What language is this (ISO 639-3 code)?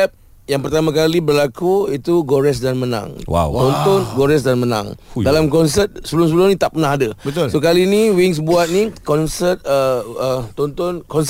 msa